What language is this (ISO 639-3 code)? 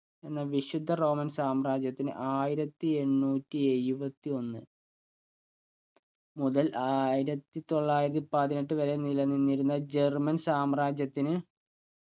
mal